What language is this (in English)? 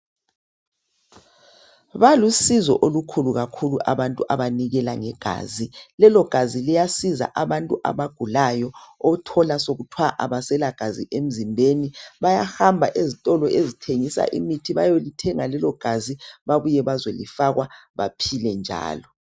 North Ndebele